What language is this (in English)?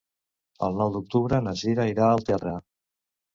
Catalan